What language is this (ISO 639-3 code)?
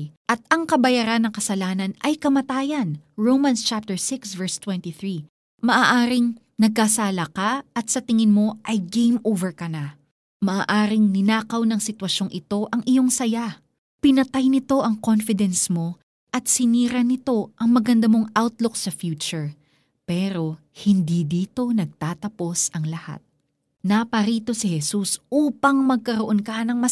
fil